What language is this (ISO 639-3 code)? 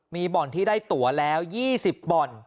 tha